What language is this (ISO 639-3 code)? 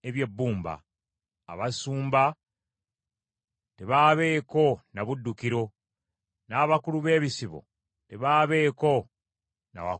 lug